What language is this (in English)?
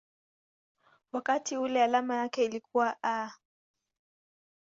Swahili